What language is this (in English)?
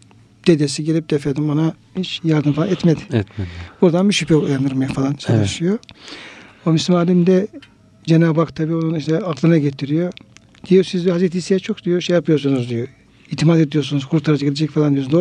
Turkish